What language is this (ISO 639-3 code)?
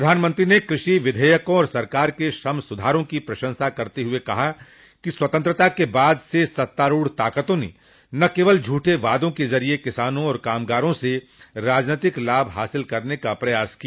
hin